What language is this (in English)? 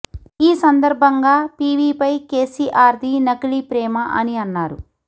Telugu